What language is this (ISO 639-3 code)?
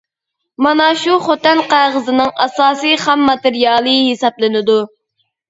uig